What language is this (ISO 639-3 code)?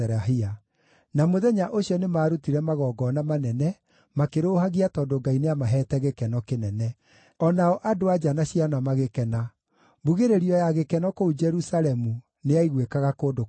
kik